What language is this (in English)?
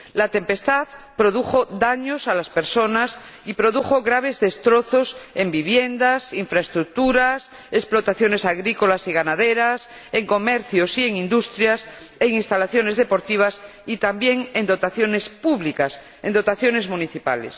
Spanish